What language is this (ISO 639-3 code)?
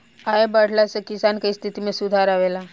bho